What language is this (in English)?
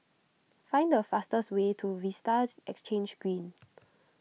English